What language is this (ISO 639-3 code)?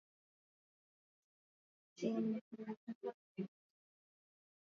swa